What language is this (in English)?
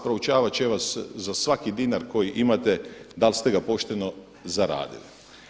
Croatian